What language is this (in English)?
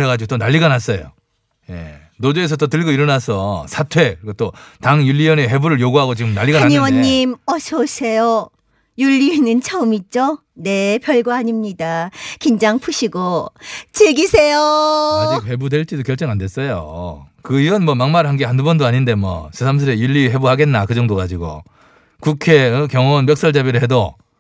Korean